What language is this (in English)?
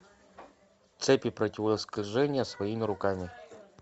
Russian